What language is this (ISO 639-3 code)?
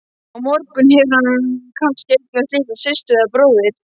isl